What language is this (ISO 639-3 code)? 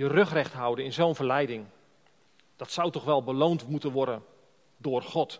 nld